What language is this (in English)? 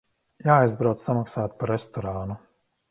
Latvian